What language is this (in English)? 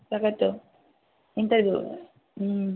Assamese